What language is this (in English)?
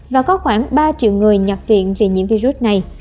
Vietnamese